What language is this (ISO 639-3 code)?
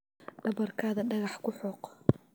som